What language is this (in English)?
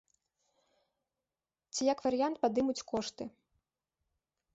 Belarusian